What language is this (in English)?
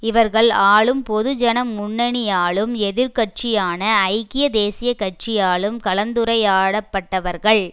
Tamil